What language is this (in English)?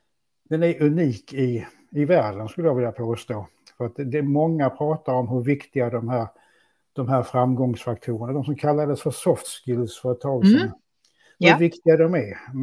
Swedish